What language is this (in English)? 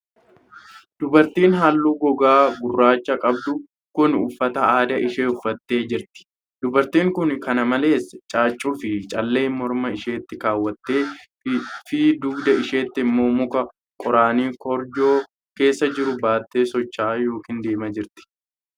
Oromo